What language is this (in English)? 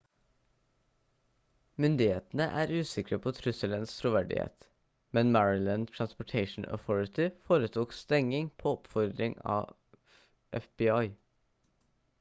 Norwegian Bokmål